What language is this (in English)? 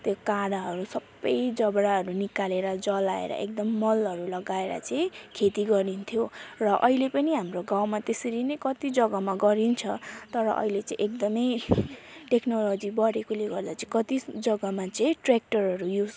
Nepali